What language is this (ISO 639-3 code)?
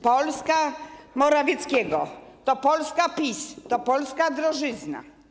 pol